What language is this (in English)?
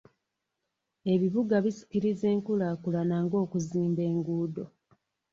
Ganda